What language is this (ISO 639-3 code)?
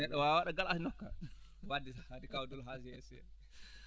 ful